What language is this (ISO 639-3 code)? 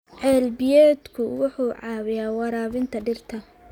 som